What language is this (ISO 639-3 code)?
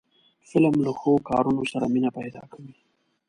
pus